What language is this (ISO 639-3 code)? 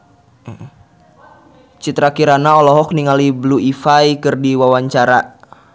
sun